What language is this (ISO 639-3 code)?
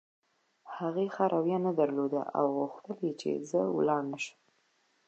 pus